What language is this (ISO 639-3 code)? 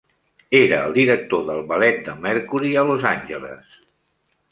cat